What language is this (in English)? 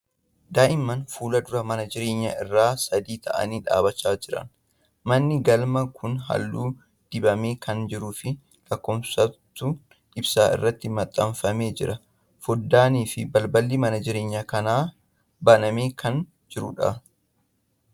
Oromo